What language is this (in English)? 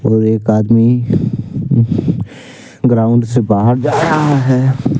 Hindi